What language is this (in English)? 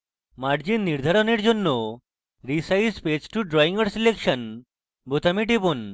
Bangla